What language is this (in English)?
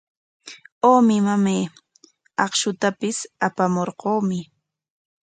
Corongo Ancash Quechua